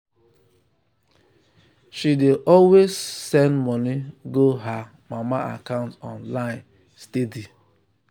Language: Nigerian Pidgin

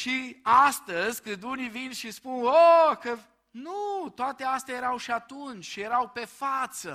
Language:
Romanian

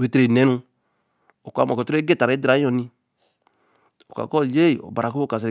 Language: Eleme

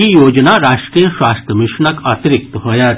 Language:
Maithili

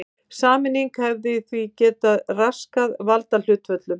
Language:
Icelandic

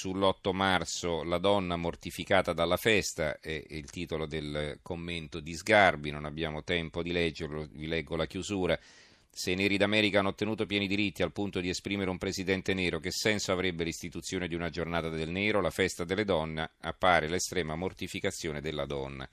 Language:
Italian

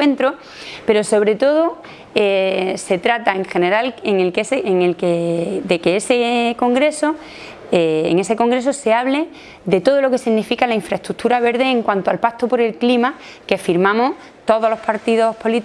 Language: Spanish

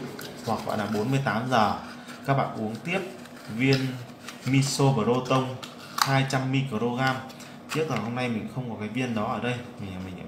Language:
Vietnamese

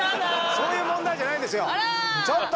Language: Japanese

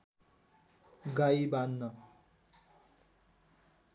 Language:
Nepali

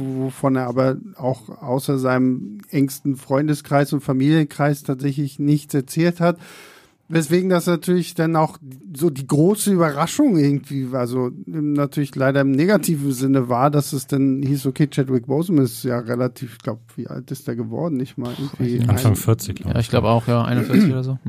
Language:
German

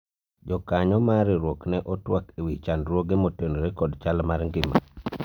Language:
Luo (Kenya and Tanzania)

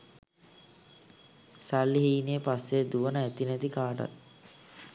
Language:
Sinhala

